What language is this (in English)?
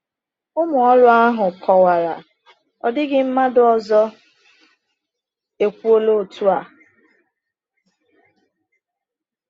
Igbo